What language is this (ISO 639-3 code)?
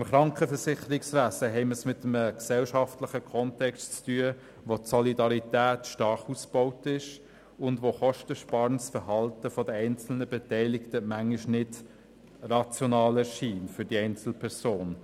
gsw